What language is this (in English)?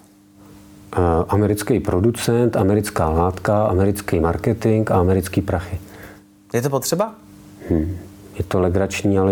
Czech